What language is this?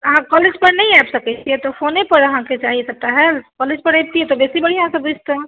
Maithili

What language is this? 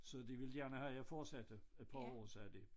Danish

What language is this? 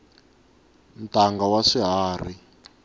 Tsonga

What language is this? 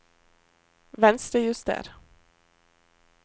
Norwegian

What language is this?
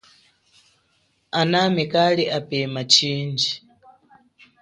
Chokwe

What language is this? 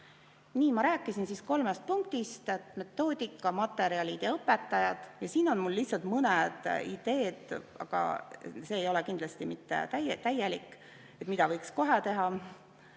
Estonian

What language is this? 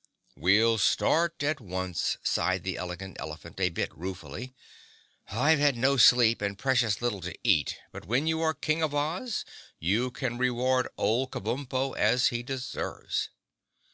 English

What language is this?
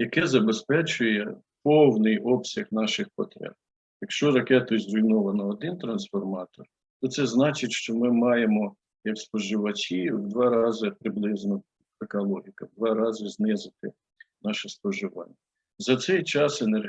Ukrainian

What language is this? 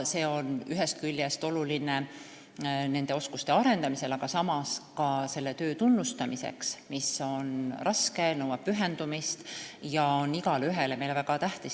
Estonian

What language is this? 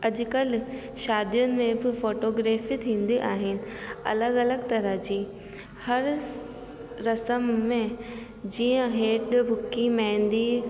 Sindhi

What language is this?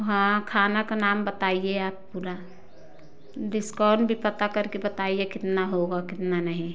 Hindi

